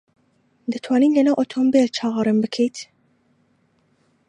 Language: Central Kurdish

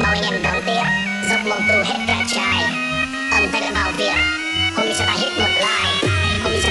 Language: Polish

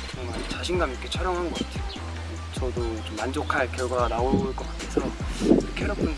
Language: Korean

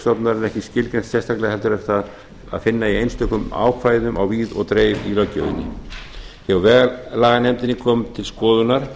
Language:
Icelandic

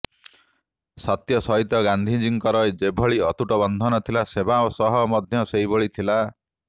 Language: Odia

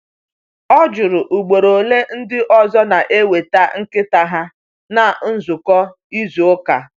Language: Igbo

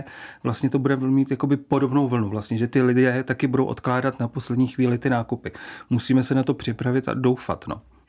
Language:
Czech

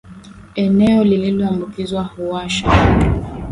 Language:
Swahili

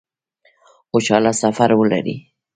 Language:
Pashto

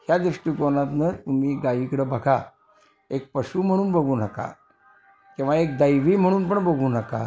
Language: Marathi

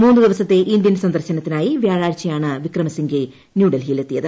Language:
Malayalam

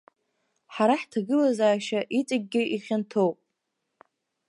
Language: Abkhazian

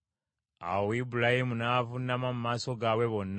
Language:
Ganda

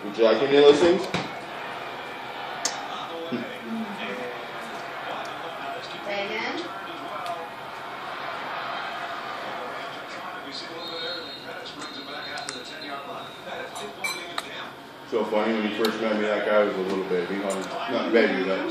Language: English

